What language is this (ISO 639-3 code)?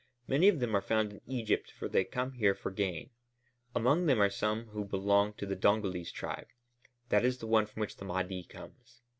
eng